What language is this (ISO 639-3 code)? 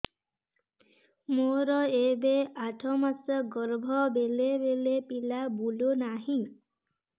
ori